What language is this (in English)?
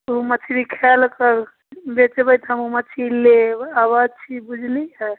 Maithili